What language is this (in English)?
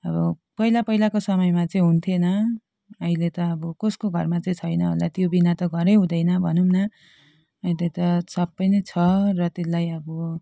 Nepali